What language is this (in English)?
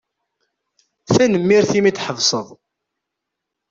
Kabyle